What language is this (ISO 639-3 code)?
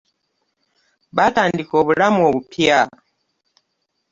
lug